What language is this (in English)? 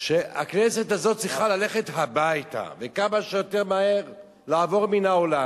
Hebrew